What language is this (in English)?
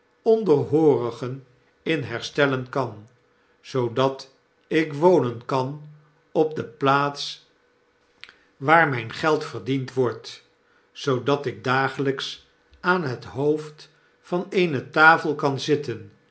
Dutch